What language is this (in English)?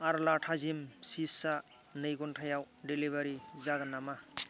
Bodo